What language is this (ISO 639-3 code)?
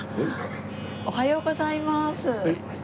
jpn